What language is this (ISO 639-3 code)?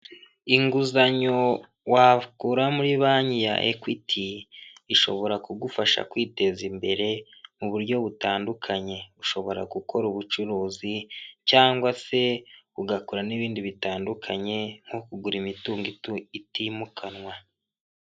kin